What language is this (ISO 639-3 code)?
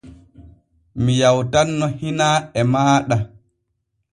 fue